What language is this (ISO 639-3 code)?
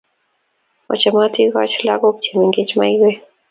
kln